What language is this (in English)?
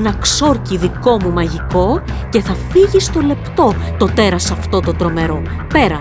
Greek